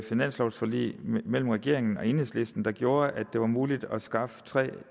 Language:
Danish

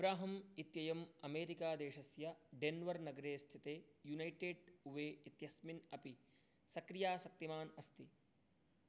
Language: Sanskrit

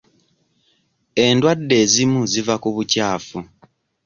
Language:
Ganda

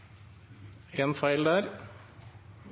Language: Norwegian Bokmål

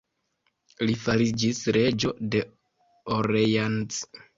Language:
Esperanto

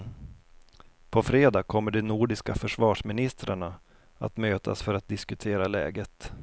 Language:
Swedish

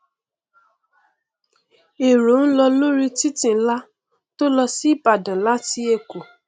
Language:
Yoruba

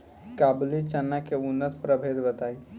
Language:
Bhojpuri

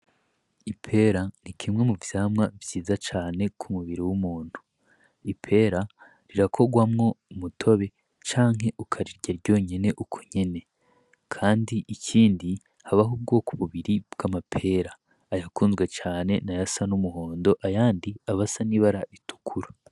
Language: Rundi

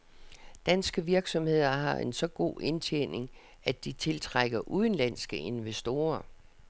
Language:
Danish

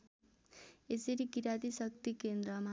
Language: Nepali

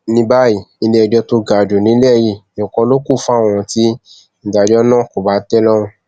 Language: Yoruba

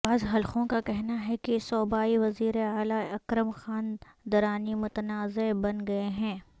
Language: Urdu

